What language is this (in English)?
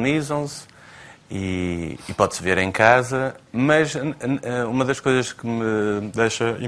Portuguese